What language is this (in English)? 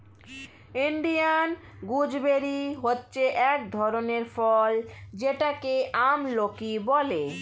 Bangla